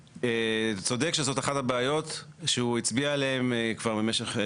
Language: Hebrew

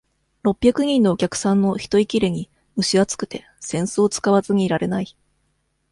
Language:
Japanese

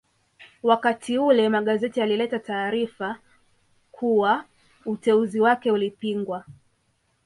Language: Swahili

